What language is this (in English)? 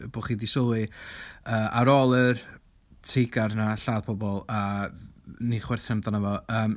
Welsh